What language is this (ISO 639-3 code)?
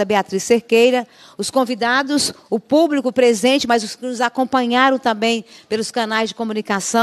por